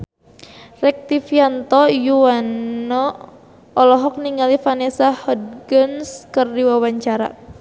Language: Sundanese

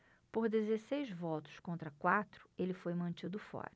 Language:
Portuguese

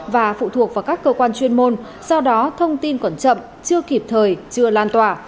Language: Vietnamese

